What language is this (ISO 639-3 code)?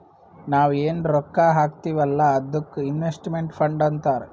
kan